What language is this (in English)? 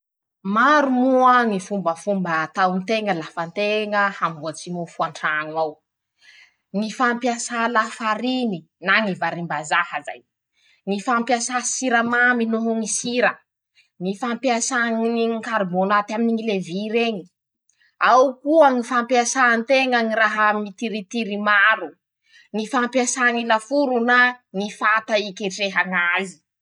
Masikoro Malagasy